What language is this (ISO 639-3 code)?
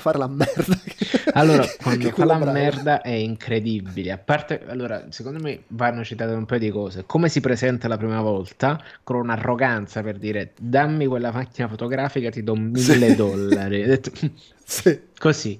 ita